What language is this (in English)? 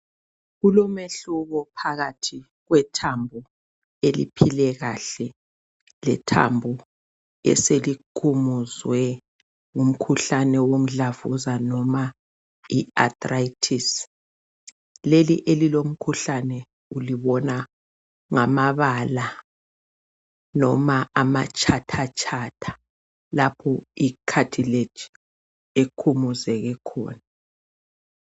North Ndebele